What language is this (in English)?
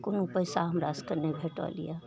Maithili